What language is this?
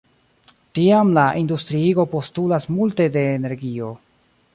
Esperanto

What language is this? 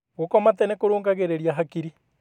Kikuyu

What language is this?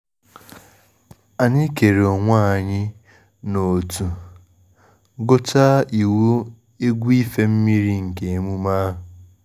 Igbo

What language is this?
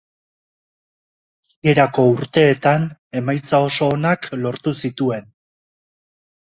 Basque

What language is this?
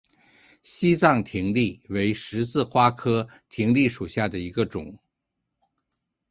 Chinese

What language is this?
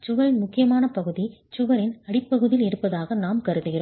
Tamil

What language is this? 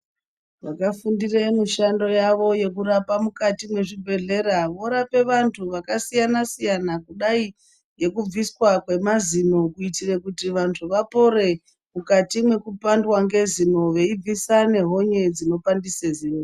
Ndau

